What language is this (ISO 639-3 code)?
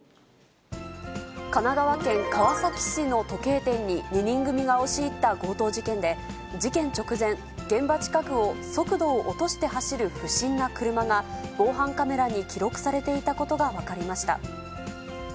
jpn